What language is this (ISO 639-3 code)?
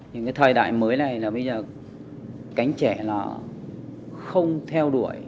vie